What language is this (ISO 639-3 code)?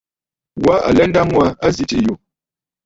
bfd